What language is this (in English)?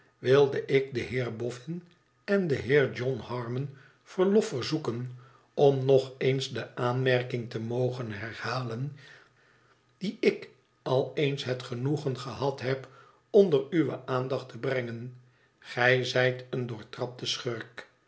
Dutch